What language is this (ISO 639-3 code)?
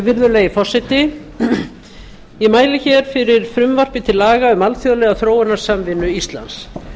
isl